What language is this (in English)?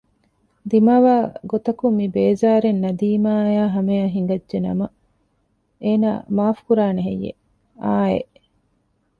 Divehi